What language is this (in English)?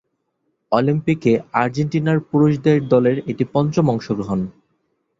Bangla